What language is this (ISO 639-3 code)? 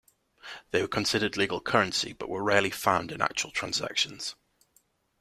eng